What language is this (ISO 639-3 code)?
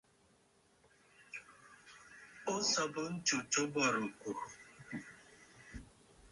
bfd